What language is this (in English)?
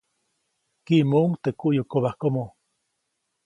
Copainalá Zoque